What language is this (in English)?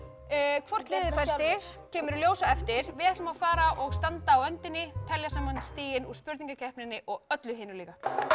Icelandic